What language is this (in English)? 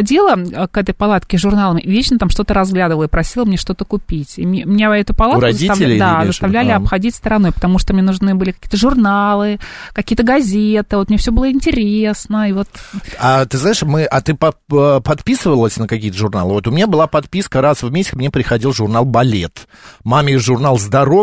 Russian